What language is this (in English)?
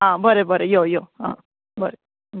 Konkani